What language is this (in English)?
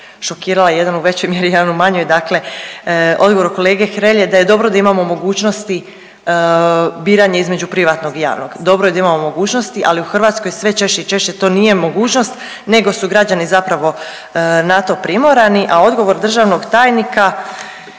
Croatian